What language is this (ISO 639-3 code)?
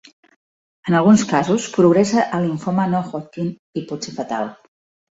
cat